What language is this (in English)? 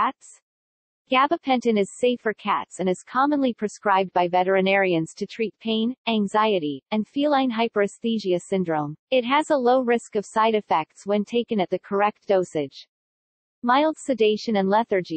English